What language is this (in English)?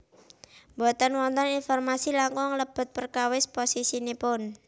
Javanese